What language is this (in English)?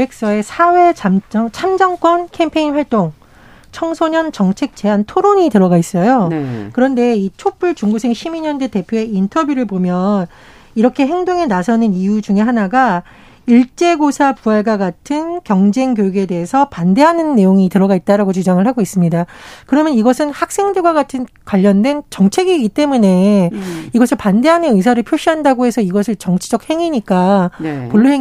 Korean